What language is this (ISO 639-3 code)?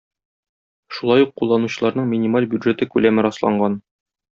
tat